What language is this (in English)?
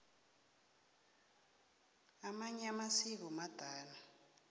South Ndebele